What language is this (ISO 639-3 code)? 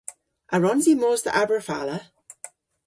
cor